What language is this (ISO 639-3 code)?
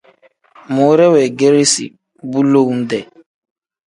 kdh